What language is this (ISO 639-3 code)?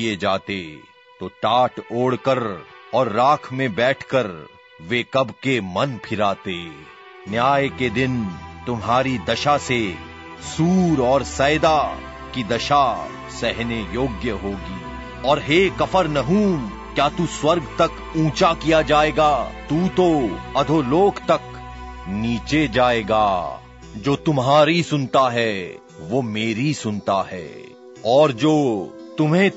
hin